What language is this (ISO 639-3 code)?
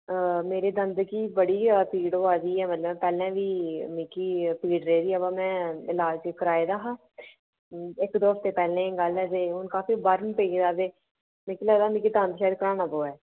doi